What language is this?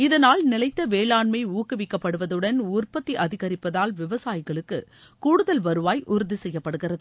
Tamil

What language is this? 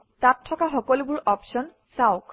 Assamese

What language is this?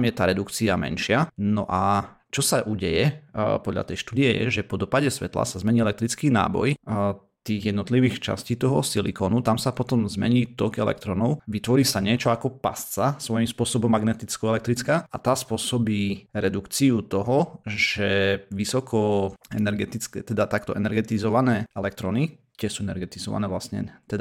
Slovak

